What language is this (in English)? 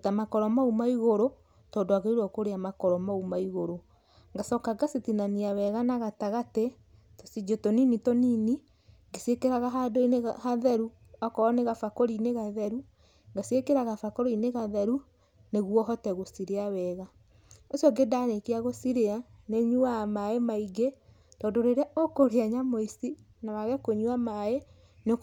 Kikuyu